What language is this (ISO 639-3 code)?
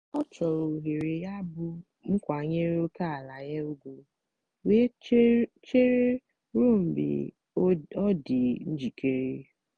ibo